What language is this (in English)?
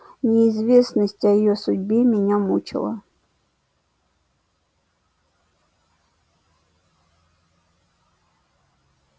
Russian